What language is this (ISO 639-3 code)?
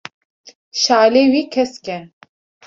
kur